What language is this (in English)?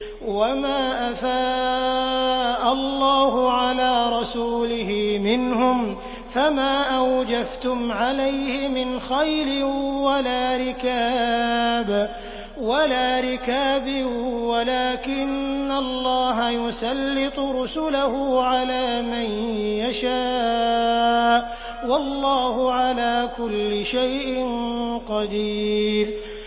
Arabic